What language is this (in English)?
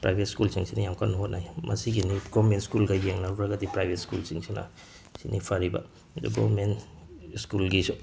Manipuri